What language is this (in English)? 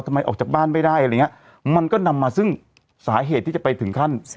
Thai